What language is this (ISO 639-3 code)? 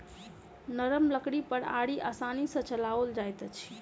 mai